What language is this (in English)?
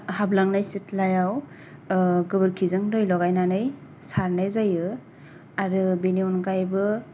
Bodo